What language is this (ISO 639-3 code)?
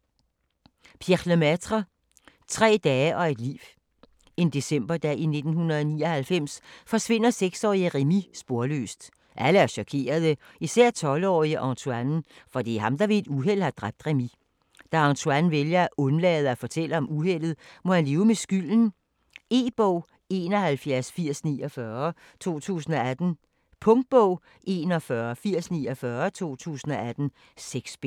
dan